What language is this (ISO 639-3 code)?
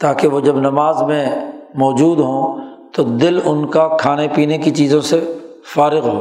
urd